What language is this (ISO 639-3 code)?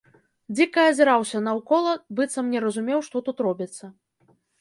bel